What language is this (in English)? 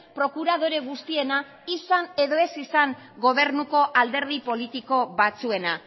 Basque